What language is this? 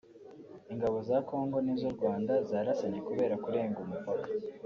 Kinyarwanda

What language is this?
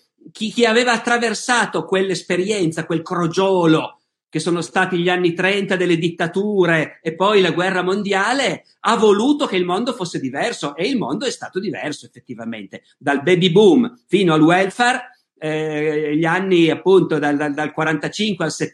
Italian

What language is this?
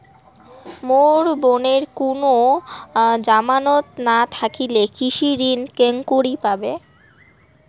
Bangla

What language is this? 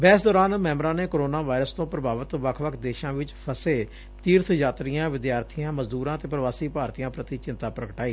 Punjabi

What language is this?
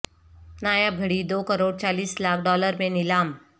Urdu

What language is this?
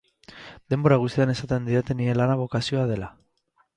Basque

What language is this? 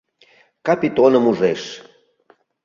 Mari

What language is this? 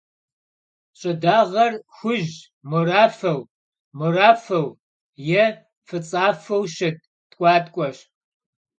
Kabardian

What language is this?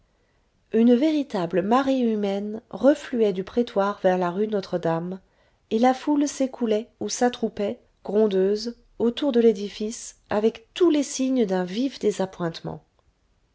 French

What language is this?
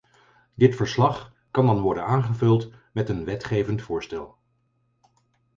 Dutch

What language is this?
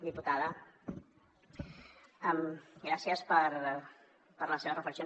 Catalan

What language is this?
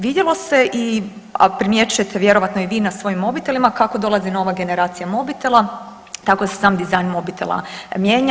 Croatian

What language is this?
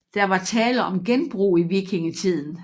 Danish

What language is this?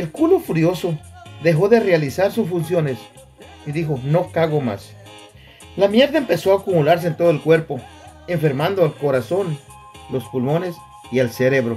Spanish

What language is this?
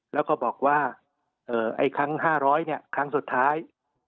Thai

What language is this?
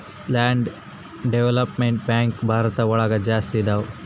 Kannada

